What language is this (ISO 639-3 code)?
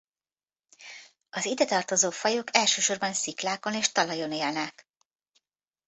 hun